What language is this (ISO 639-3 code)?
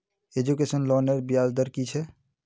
mag